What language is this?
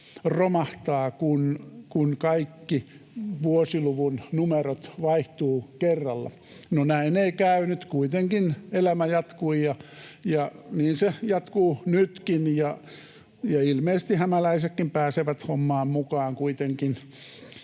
Finnish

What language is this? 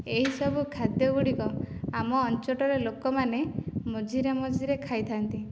Odia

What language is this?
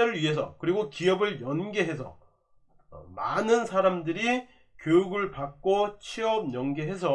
Korean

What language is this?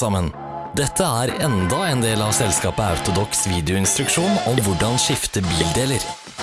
Norwegian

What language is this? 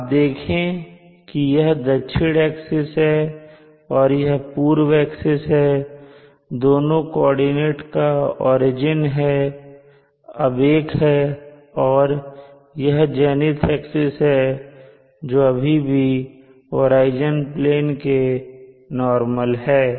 Hindi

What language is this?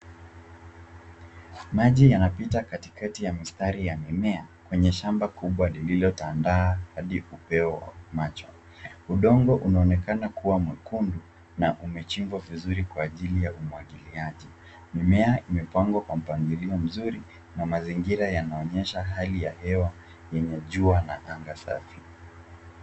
Swahili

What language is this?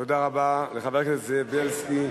Hebrew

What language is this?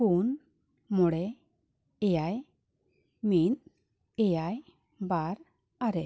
Santali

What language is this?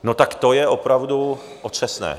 Czech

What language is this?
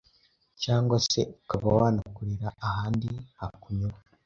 Kinyarwanda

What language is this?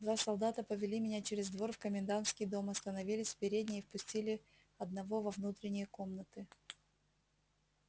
Russian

